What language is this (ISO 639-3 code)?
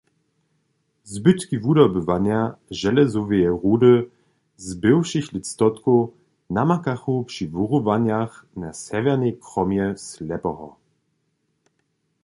hsb